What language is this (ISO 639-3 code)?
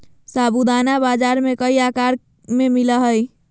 mag